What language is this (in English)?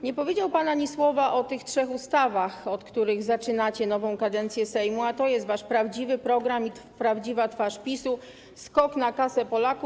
Polish